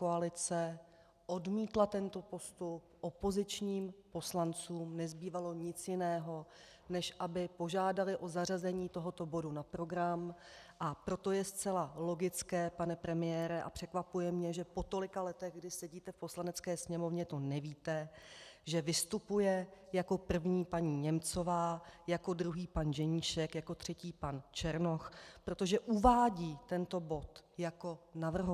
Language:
Czech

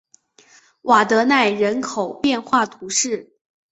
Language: Chinese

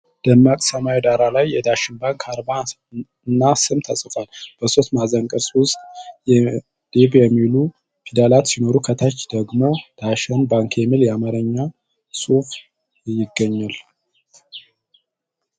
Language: Amharic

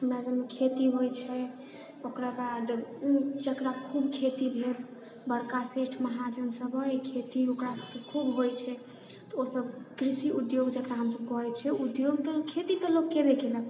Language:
Maithili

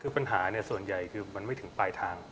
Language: Thai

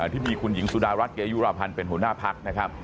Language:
Thai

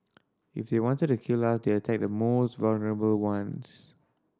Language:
English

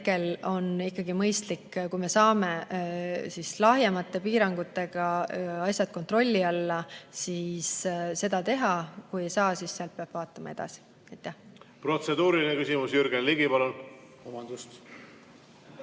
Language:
Estonian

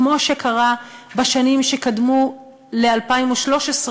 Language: Hebrew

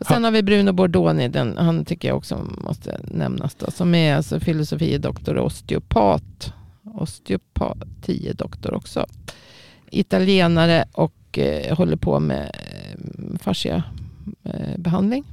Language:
Swedish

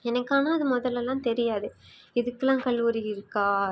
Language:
Tamil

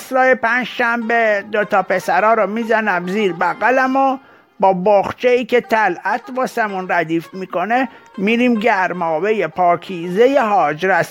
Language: Persian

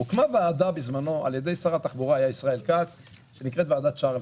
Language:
Hebrew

